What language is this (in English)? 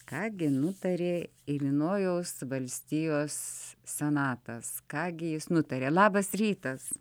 Lithuanian